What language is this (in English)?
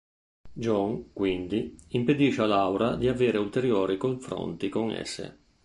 Italian